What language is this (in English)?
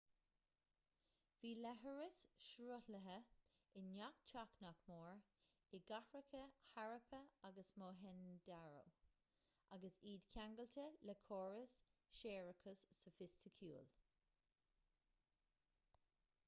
Irish